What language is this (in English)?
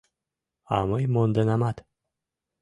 Mari